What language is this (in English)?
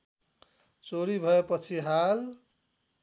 Nepali